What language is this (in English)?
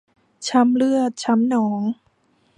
Thai